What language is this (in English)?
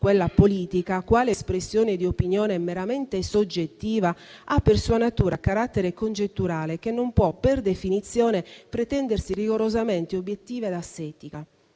Italian